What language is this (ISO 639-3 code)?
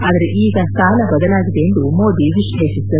kan